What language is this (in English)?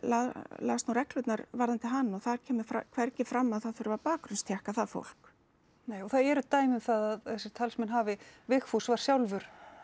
Icelandic